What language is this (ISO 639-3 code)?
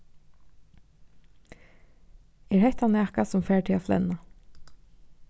fao